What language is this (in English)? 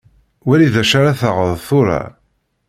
Kabyle